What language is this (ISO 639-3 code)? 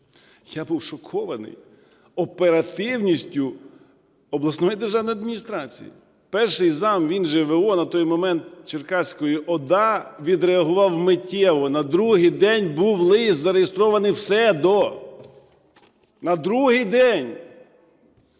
ukr